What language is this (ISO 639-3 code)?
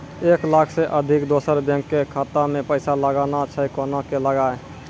mai